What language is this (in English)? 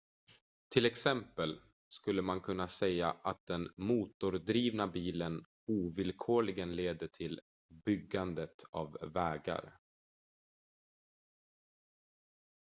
Swedish